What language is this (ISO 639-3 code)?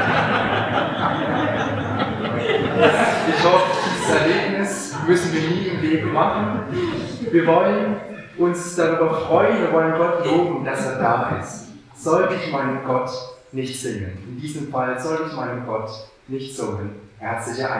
deu